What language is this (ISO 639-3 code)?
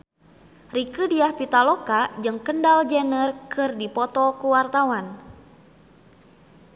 sun